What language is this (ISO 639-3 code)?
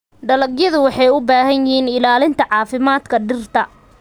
som